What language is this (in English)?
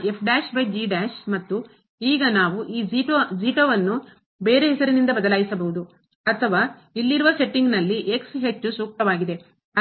Kannada